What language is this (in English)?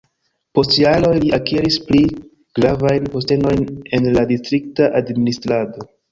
Esperanto